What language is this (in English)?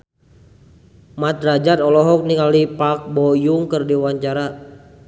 Sundanese